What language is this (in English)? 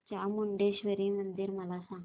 Marathi